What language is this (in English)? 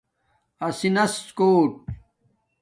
Domaaki